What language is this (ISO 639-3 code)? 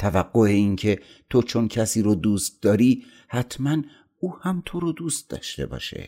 fas